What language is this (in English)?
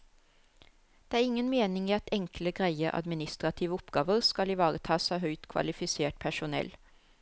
Norwegian